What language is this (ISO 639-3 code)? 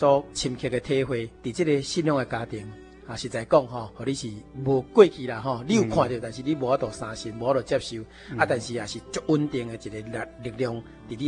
zho